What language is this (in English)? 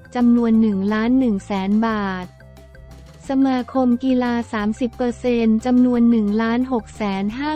Thai